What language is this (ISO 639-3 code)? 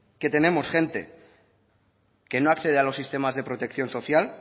spa